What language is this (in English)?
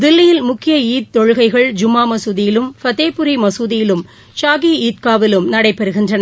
Tamil